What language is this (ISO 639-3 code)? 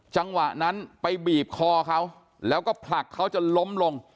tha